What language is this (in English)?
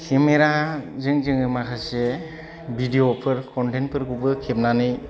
Bodo